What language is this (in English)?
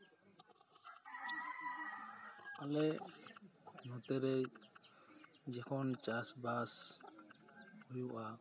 Santali